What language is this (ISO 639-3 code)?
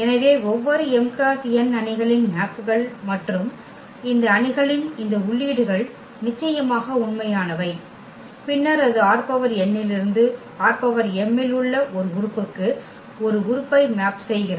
tam